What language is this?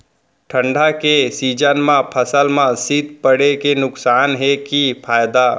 Chhattisgarhi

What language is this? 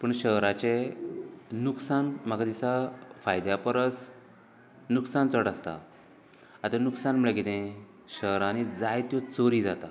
Konkani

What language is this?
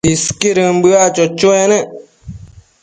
Matsés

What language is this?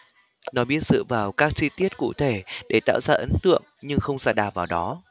Vietnamese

